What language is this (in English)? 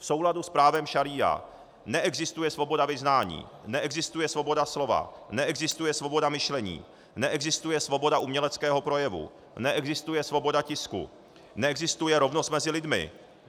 Czech